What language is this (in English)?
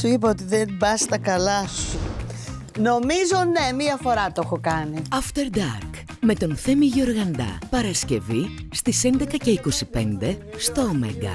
Greek